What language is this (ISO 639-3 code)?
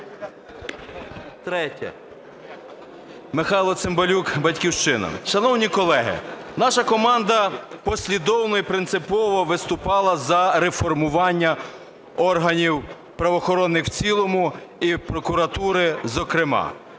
ukr